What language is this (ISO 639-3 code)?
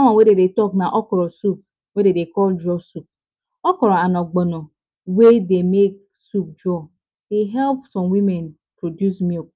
pcm